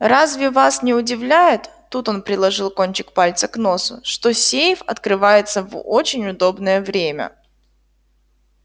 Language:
Russian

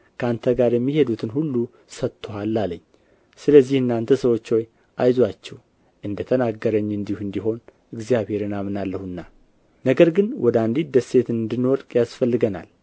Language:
Amharic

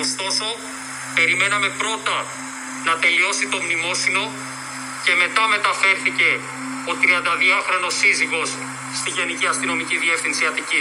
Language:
Greek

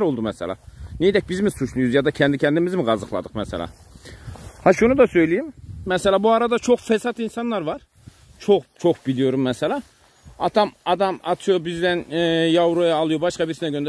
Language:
Turkish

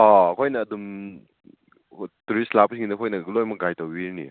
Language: Manipuri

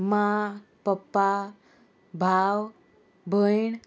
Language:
Konkani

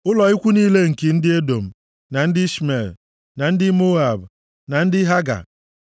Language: Igbo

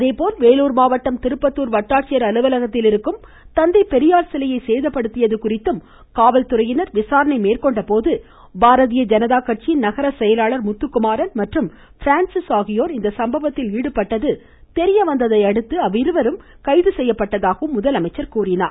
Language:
Tamil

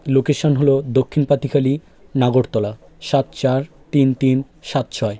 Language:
Bangla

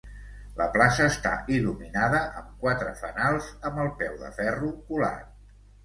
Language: Catalan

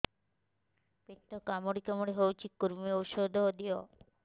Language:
Odia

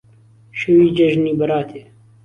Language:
Central Kurdish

